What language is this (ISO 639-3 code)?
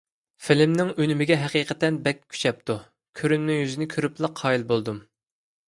uig